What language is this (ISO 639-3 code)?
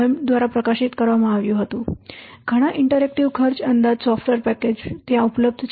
guj